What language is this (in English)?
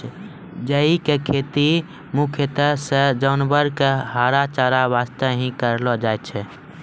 Maithili